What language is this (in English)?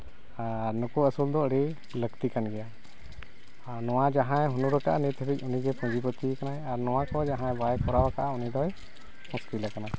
Santali